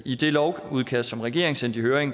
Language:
Danish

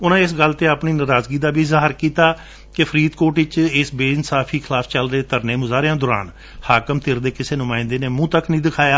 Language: Punjabi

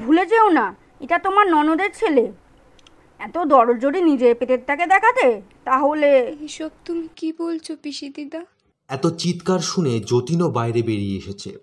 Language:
Bangla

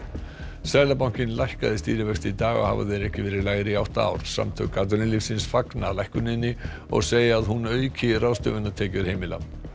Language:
Icelandic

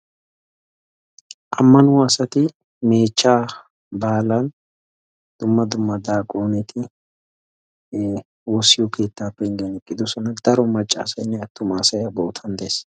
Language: Wolaytta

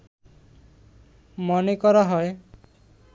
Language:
Bangla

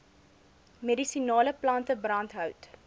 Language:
Afrikaans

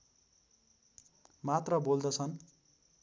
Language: Nepali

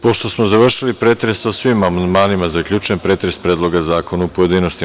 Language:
Serbian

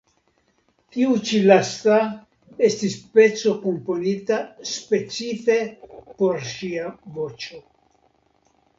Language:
Esperanto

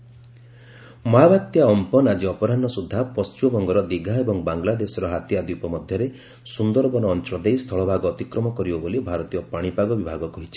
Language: Odia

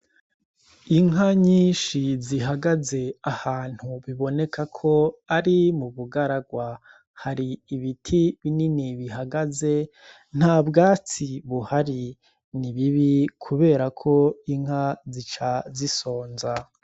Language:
Rundi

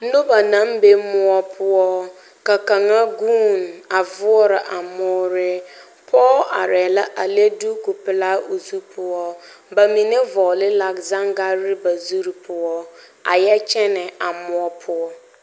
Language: Southern Dagaare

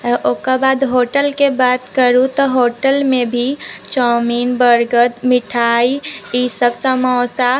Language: Maithili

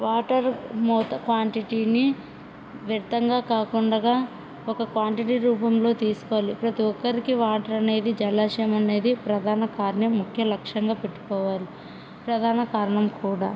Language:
Telugu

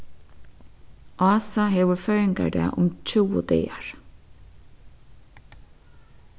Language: Faroese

